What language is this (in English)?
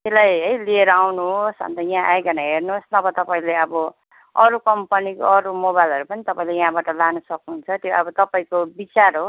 Nepali